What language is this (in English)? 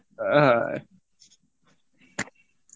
Bangla